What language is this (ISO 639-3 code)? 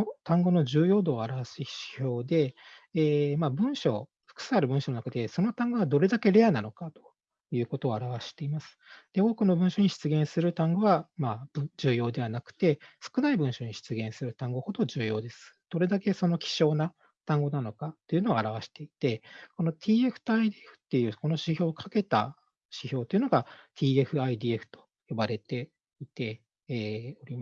jpn